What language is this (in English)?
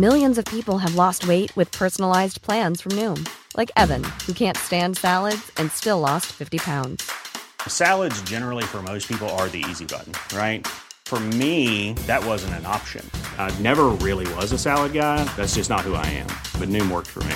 Filipino